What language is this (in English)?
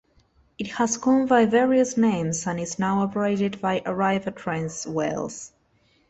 English